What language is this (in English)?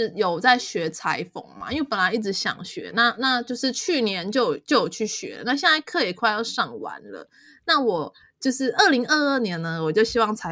Chinese